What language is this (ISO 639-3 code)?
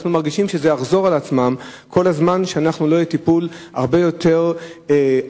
heb